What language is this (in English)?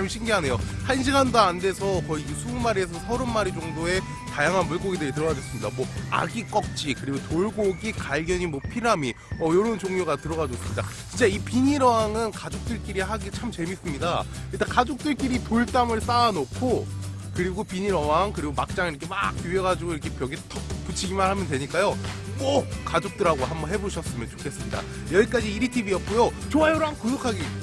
Korean